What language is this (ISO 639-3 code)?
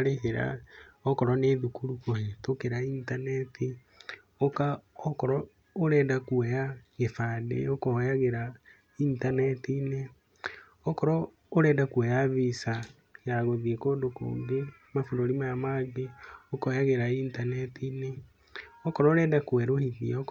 kik